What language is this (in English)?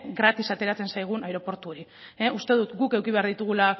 Basque